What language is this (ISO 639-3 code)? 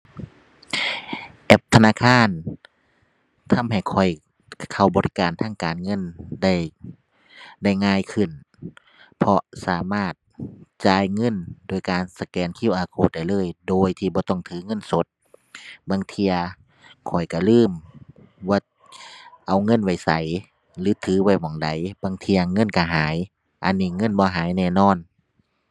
tha